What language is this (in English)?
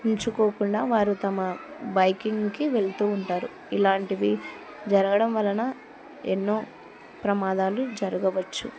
Telugu